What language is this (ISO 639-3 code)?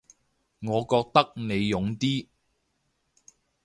yue